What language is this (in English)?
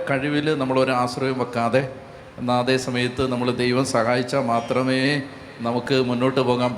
Malayalam